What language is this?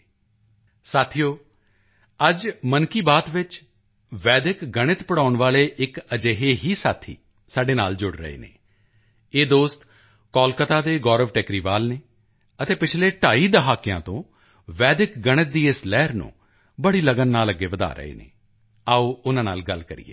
Punjabi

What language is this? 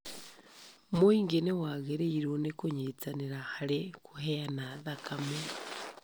Kikuyu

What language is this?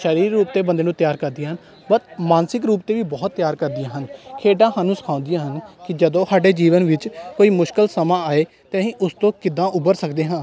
Punjabi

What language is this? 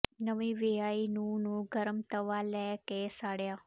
Punjabi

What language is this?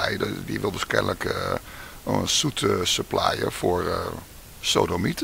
Dutch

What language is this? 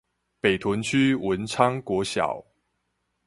Chinese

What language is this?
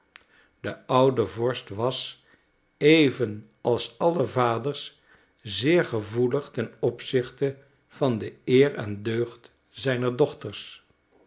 Dutch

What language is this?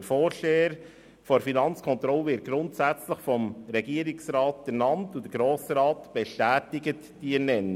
Swiss German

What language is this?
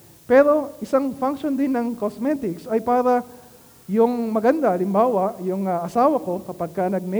Filipino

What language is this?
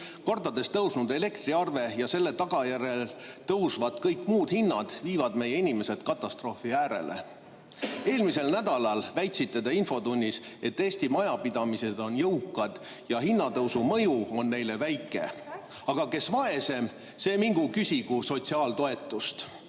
Estonian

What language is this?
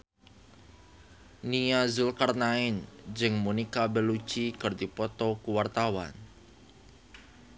Sundanese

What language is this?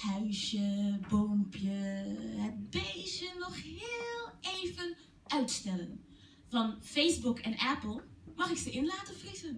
Dutch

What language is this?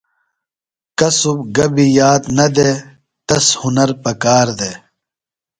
Phalura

